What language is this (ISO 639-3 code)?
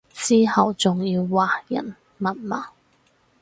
yue